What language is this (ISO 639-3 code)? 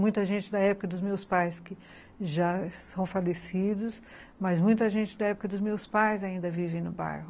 por